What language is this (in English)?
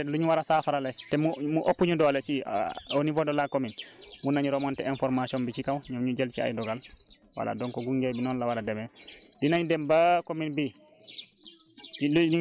Wolof